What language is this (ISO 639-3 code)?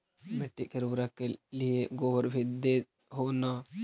mag